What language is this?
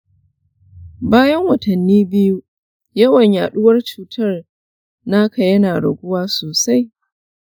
Hausa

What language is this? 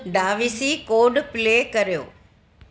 Sindhi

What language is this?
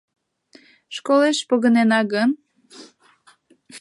Mari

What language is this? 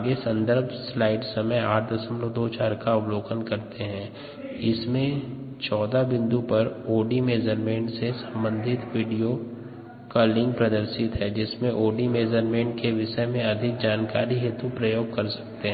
Hindi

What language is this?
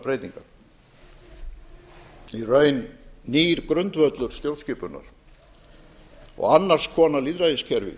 Icelandic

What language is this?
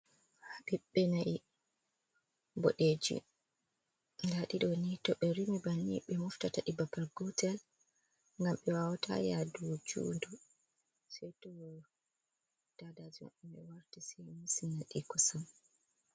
Fula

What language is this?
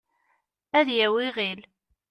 Kabyle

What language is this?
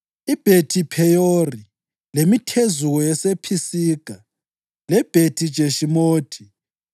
North Ndebele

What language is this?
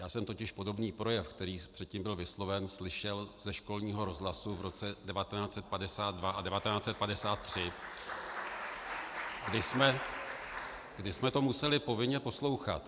Czech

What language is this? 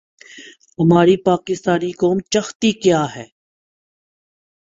Urdu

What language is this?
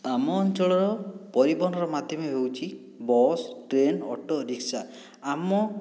Odia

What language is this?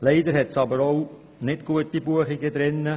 Swiss German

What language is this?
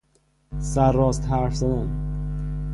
Persian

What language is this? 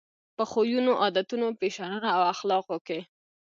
Pashto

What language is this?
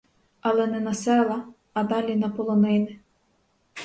Ukrainian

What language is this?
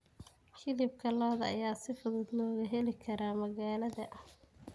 Somali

